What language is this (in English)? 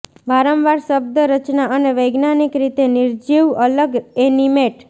Gujarati